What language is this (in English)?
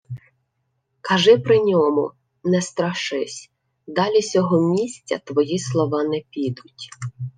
Ukrainian